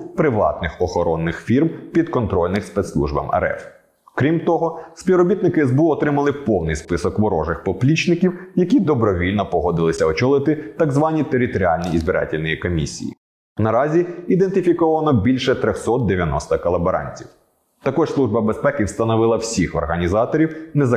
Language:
Ukrainian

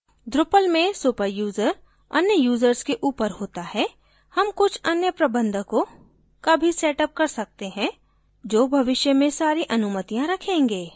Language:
Hindi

